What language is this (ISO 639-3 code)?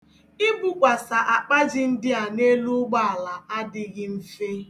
ibo